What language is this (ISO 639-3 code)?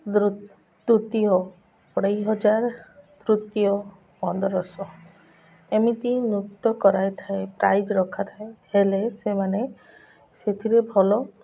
ori